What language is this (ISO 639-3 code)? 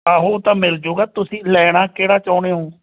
pan